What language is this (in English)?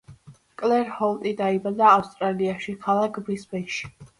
Georgian